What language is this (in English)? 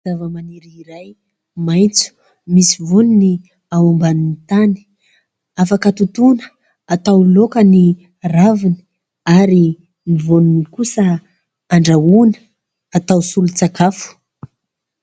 Malagasy